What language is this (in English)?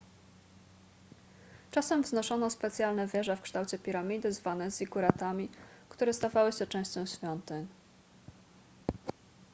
Polish